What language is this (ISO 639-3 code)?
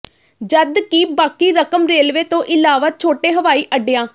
pan